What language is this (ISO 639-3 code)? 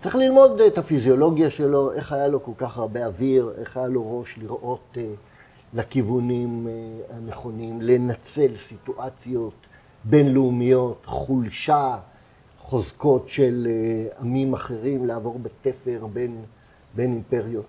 heb